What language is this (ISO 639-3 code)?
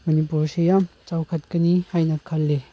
mni